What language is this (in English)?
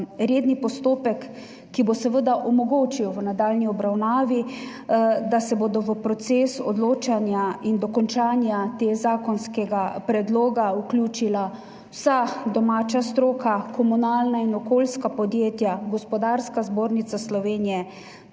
Slovenian